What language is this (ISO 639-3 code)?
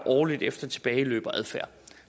dan